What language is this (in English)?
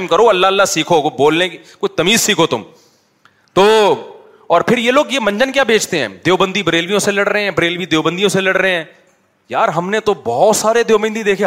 Urdu